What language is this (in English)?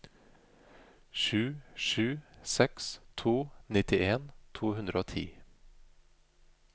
Norwegian